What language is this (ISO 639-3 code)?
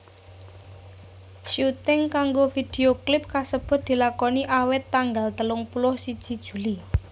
jav